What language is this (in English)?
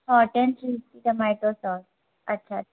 Sindhi